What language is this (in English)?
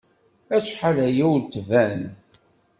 Kabyle